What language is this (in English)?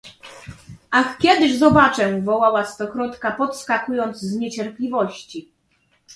Polish